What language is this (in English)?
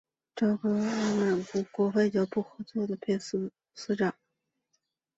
Chinese